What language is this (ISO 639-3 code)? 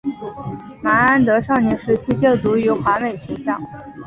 zho